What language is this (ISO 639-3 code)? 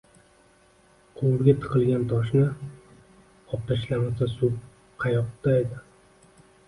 uzb